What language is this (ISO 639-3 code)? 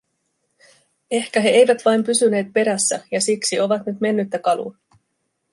fin